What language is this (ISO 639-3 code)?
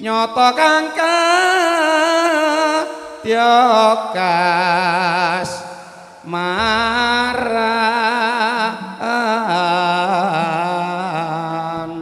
ind